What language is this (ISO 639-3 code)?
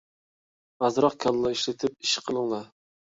uig